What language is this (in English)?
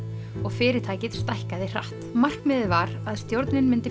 Icelandic